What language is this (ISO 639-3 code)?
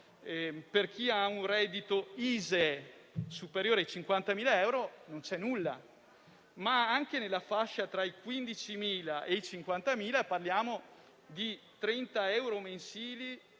ita